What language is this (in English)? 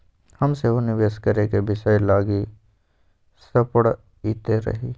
Magahi